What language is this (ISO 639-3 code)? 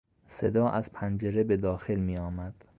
fas